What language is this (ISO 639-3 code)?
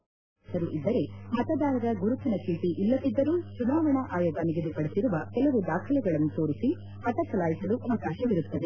kan